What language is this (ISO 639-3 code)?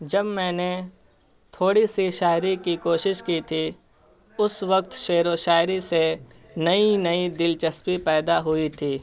urd